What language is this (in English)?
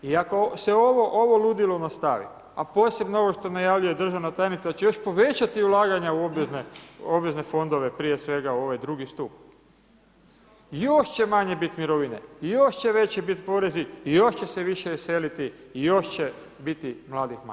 Croatian